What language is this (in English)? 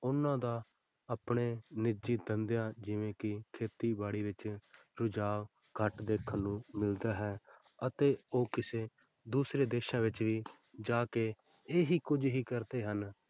Punjabi